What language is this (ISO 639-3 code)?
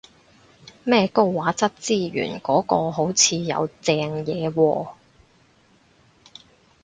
yue